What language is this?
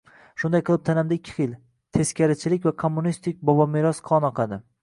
Uzbek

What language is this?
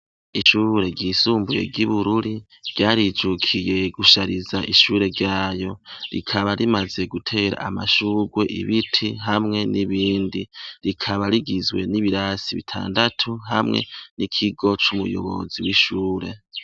Rundi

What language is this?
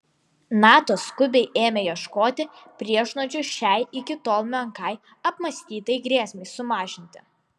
Lithuanian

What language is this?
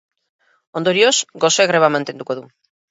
Basque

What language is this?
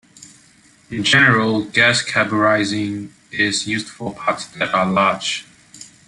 English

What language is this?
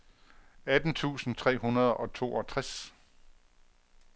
Danish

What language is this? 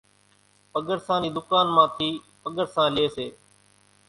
Kachi Koli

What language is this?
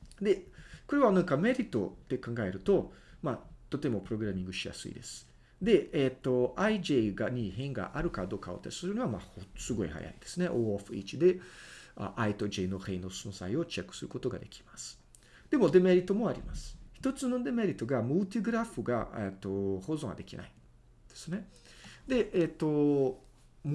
Japanese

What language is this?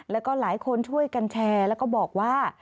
Thai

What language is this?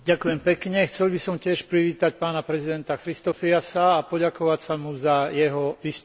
Slovak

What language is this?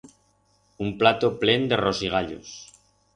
Aragonese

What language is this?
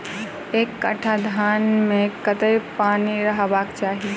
Maithili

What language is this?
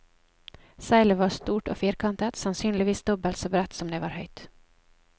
Norwegian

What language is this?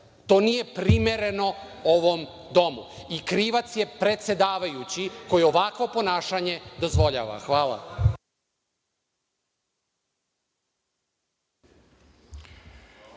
Serbian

